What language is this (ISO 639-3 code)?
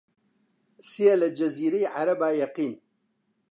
ckb